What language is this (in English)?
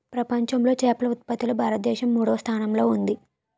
Telugu